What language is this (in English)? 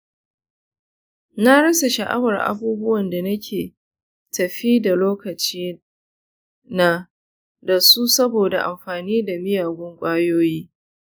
Hausa